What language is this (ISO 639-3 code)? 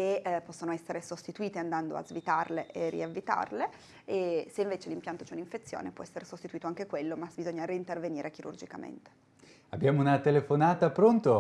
ita